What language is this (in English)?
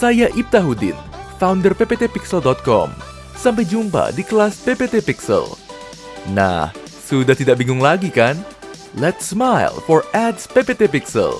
Indonesian